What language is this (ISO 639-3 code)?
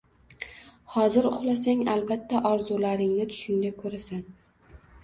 uzb